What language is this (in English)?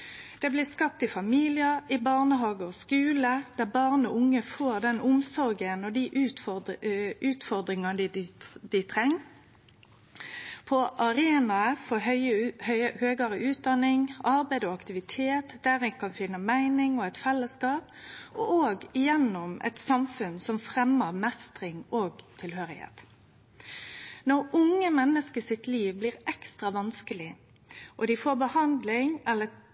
Norwegian Nynorsk